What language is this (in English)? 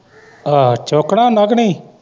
Punjabi